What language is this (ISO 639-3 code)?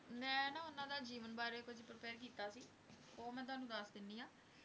pan